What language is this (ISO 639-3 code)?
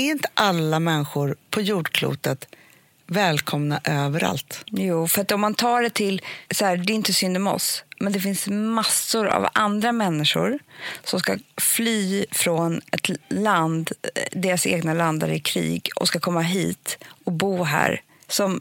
swe